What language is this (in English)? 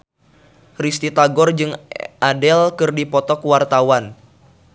Sundanese